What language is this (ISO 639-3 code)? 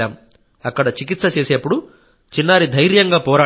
tel